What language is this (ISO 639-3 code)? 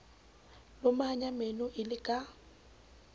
sot